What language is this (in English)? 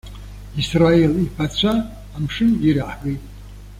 Abkhazian